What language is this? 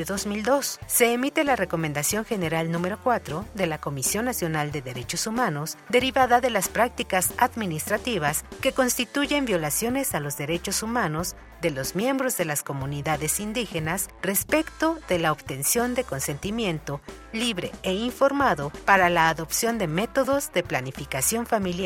Spanish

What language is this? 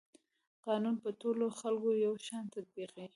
Pashto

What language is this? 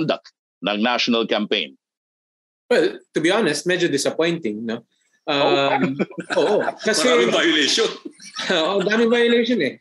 Filipino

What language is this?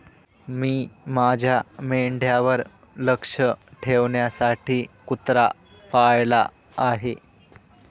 Marathi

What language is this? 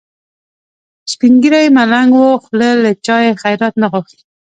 Pashto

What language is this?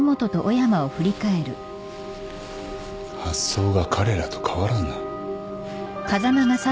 Japanese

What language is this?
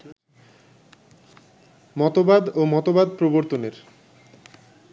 Bangla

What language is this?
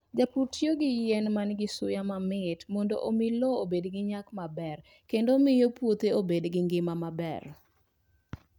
Luo (Kenya and Tanzania)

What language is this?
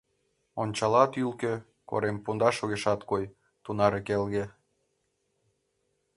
Mari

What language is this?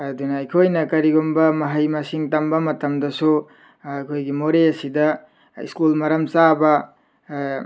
Manipuri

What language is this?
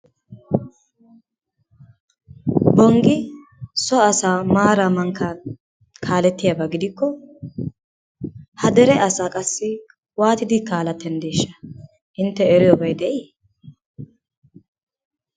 Wolaytta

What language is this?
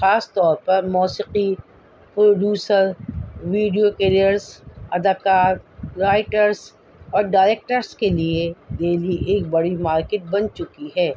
Urdu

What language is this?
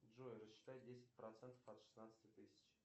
Russian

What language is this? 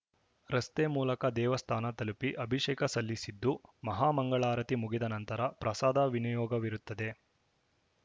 Kannada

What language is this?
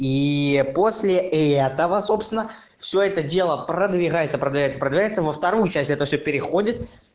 Russian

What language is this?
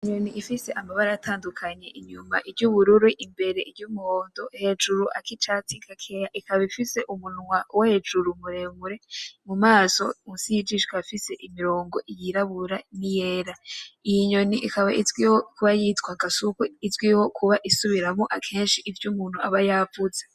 Rundi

